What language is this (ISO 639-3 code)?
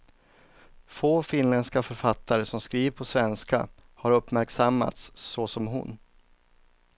swe